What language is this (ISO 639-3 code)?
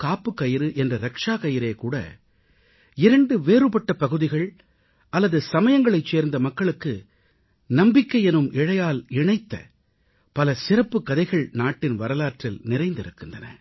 tam